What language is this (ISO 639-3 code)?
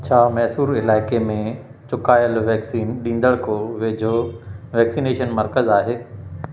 snd